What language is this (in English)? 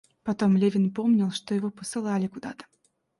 Russian